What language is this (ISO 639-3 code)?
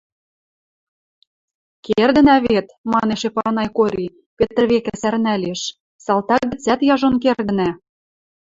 mrj